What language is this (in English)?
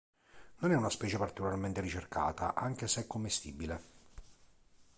Italian